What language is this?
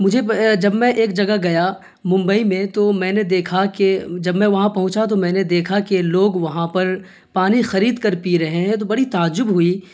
Urdu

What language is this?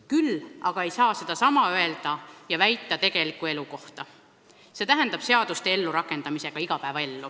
Estonian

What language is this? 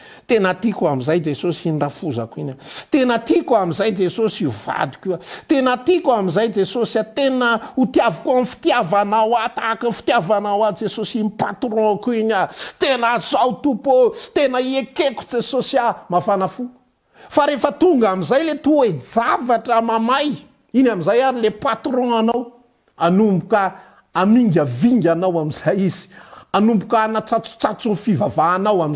Dutch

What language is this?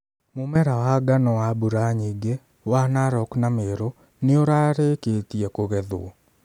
Kikuyu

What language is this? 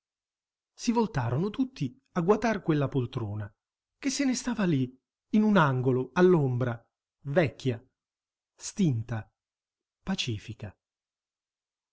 Italian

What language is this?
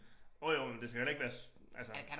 Danish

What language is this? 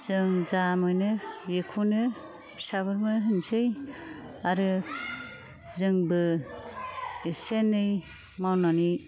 Bodo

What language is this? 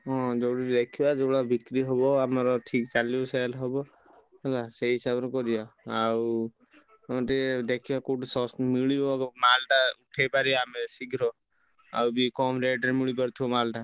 Odia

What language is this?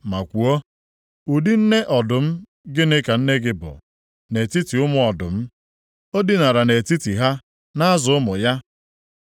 Igbo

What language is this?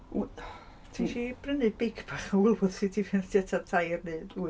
Welsh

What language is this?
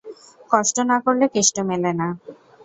Bangla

